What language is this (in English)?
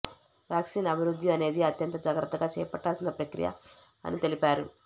Telugu